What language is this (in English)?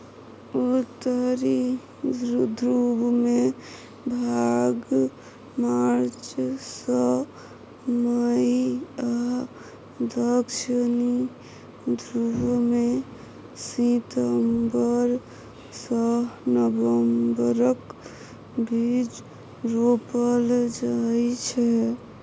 Maithili